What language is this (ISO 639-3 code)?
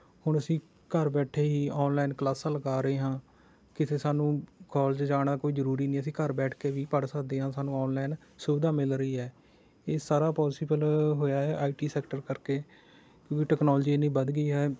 pan